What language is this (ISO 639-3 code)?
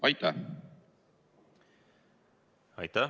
est